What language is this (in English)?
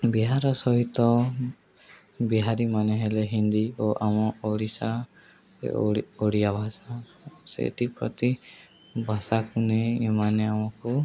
Odia